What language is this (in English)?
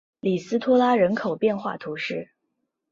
Chinese